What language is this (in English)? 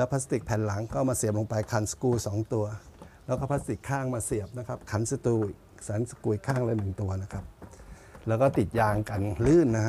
Thai